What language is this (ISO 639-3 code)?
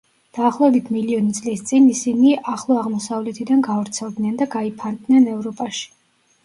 kat